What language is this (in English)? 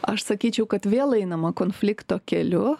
Lithuanian